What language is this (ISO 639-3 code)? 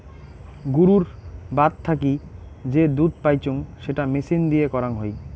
ben